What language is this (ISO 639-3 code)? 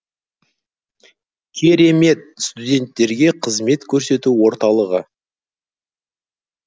kaz